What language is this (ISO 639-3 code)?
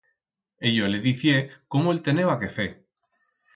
arg